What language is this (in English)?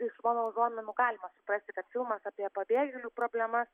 Lithuanian